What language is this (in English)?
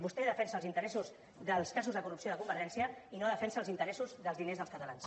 Catalan